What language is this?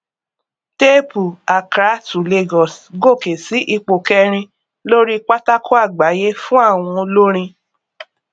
Yoruba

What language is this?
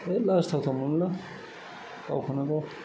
Bodo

